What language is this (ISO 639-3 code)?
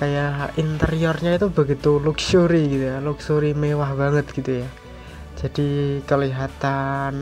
ind